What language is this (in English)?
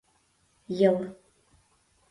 Mari